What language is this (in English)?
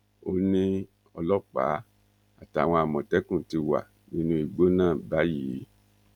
Yoruba